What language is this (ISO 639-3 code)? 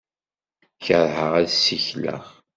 kab